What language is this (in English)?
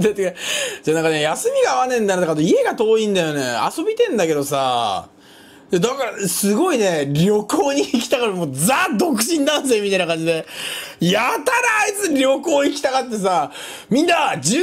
Japanese